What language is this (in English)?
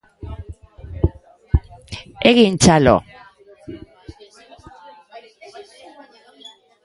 Basque